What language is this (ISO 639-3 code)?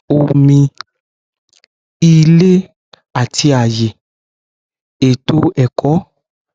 yor